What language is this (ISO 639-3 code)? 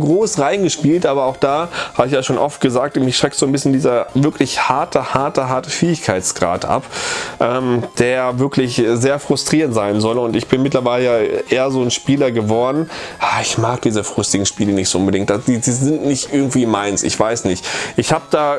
deu